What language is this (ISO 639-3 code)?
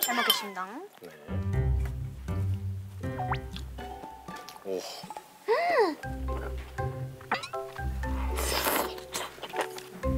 kor